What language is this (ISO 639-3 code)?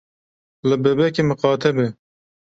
kur